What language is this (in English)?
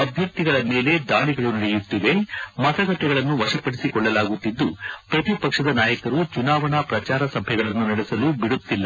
Kannada